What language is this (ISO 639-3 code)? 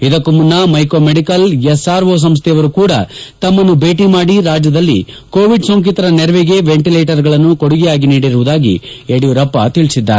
kan